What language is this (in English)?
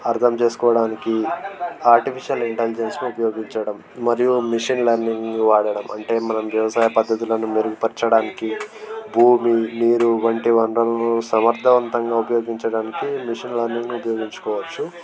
Telugu